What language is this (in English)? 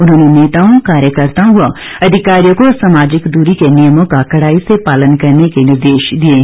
Hindi